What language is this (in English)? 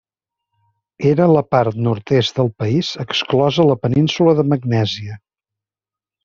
Catalan